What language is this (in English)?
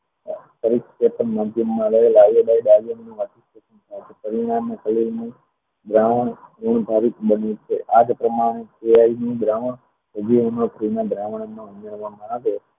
Gujarati